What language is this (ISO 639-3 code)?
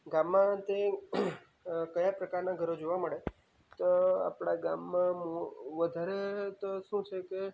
guj